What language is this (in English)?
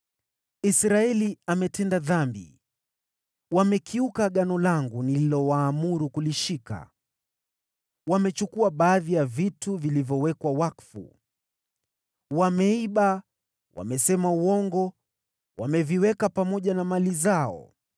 Swahili